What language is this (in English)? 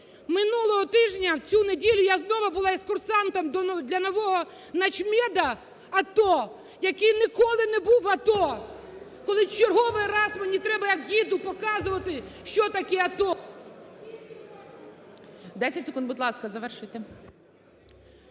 Ukrainian